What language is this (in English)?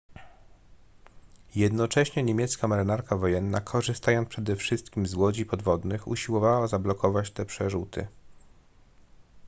Polish